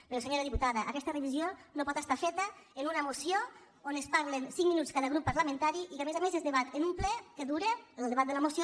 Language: Catalan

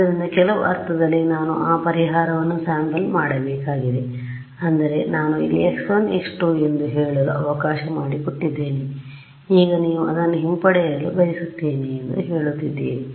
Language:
Kannada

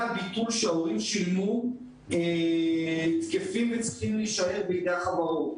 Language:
Hebrew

